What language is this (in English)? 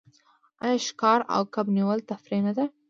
Pashto